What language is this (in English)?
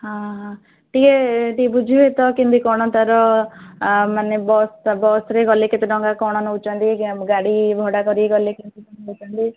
Odia